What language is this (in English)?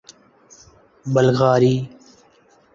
Urdu